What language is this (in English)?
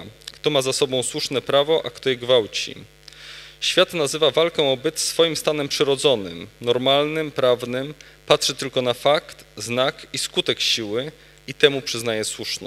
Polish